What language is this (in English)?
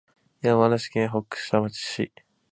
Japanese